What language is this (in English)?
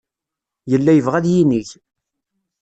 Kabyle